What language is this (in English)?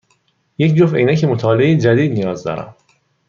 Persian